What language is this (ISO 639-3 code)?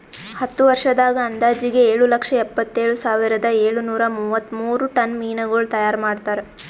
kan